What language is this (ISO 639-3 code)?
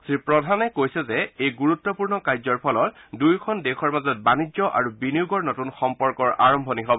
asm